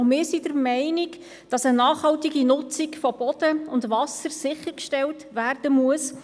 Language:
Swiss German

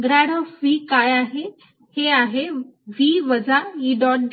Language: Marathi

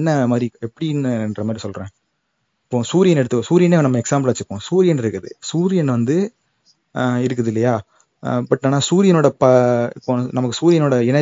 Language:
Tamil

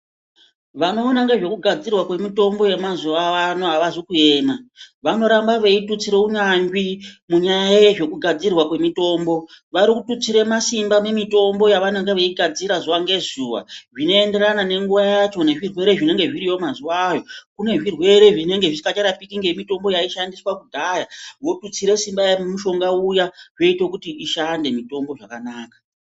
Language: Ndau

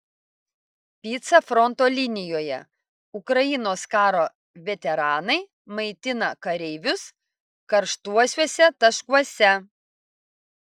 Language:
Lithuanian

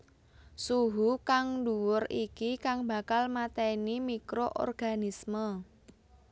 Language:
Javanese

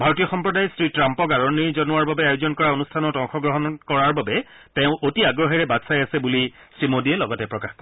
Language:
Assamese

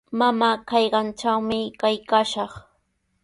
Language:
Sihuas Ancash Quechua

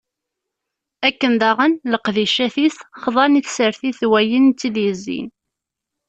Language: Kabyle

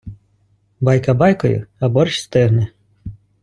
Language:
Ukrainian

